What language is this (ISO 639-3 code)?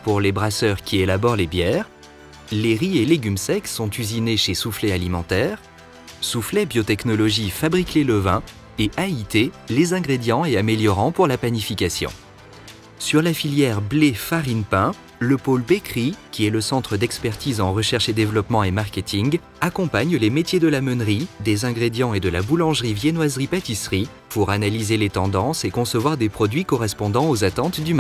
fra